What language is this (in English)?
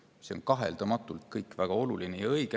Estonian